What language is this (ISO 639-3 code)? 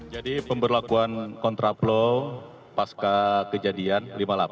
ind